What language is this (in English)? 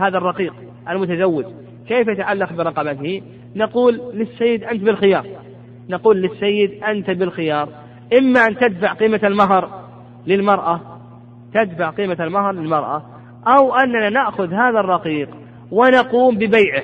Arabic